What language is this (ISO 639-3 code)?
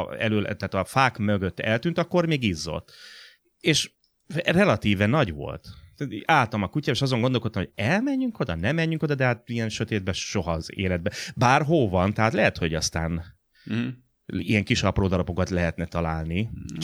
hun